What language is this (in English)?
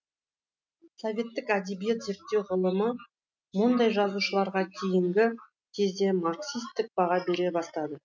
Kazakh